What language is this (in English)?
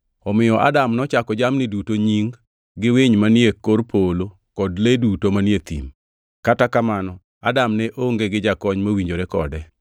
Luo (Kenya and Tanzania)